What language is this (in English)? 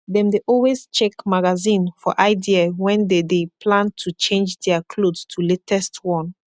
Nigerian Pidgin